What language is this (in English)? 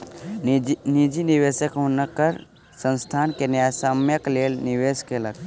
Maithili